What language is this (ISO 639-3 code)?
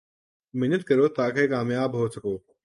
urd